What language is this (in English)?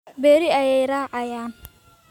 Somali